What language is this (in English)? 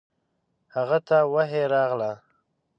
Pashto